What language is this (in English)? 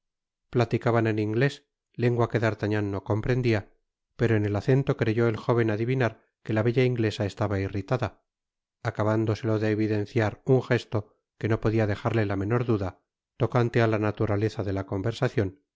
Spanish